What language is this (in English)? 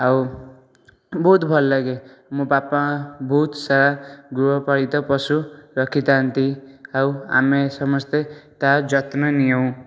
Odia